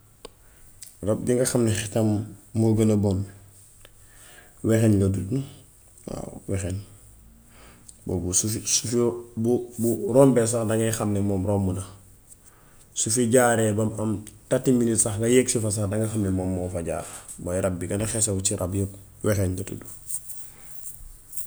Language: Gambian Wolof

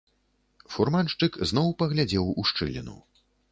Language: Belarusian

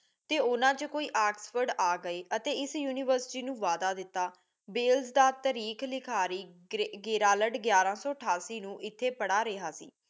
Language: Punjabi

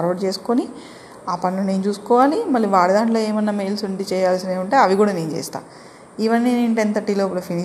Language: Telugu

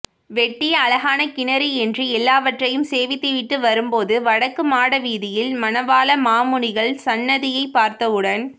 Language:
Tamil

